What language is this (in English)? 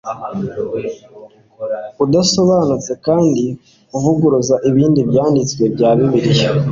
Kinyarwanda